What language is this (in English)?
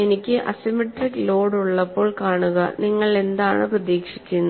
Malayalam